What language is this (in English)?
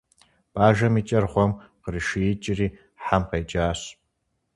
Kabardian